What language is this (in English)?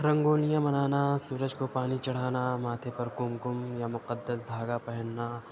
Urdu